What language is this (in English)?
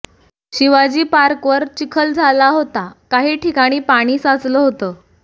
Marathi